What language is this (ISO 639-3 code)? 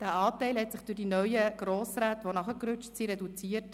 gsw